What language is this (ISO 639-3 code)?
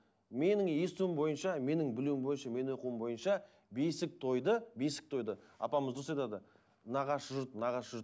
kaz